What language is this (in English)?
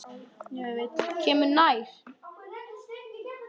Icelandic